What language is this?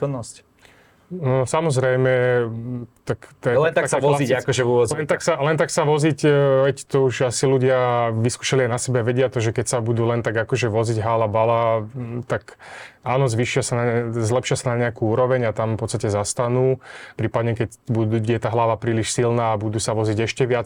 Slovak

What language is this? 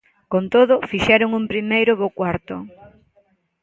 Galician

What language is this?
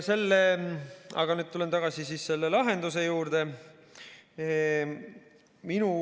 Estonian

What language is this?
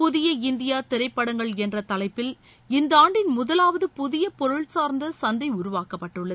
Tamil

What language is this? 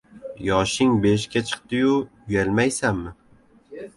Uzbek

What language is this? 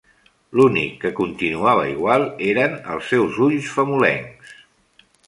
Catalan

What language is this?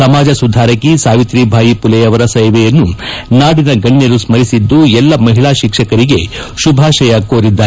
Kannada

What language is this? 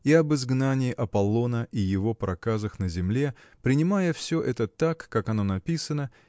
Russian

